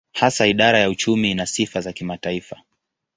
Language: Swahili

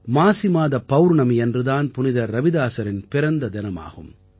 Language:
Tamil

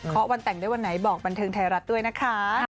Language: Thai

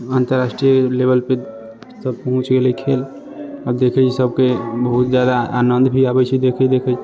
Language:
Maithili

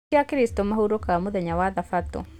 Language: Kikuyu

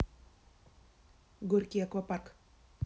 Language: Russian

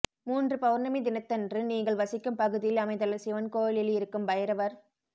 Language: Tamil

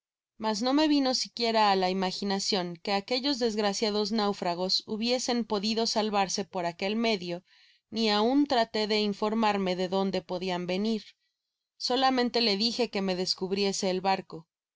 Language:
Spanish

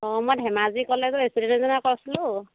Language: Assamese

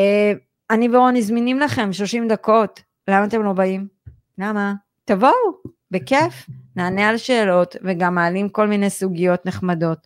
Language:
Hebrew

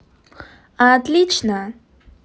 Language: Russian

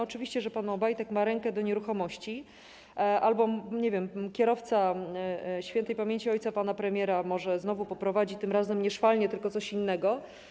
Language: Polish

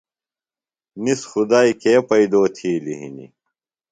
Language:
Phalura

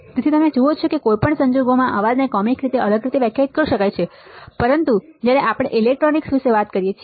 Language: Gujarati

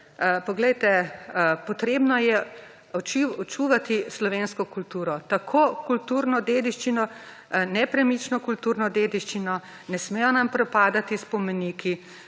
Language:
Slovenian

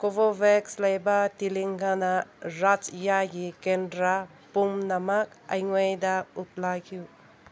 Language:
Manipuri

